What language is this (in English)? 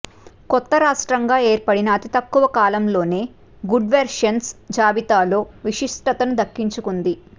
Telugu